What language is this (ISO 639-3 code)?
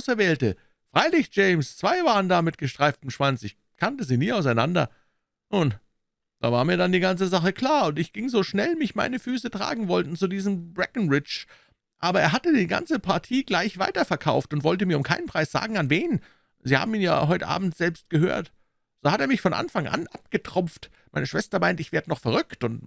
deu